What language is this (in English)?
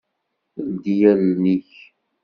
Kabyle